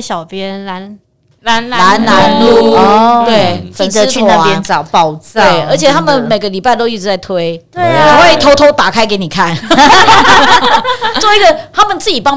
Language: Chinese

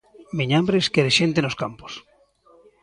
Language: Galician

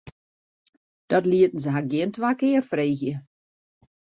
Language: Western Frisian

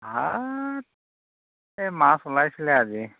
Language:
Assamese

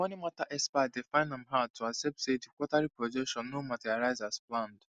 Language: Nigerian Pidgin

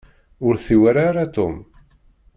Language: Kabyle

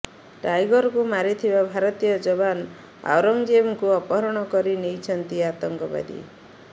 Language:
Odia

